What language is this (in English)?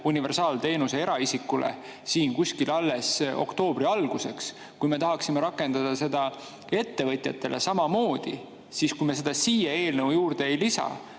Estonian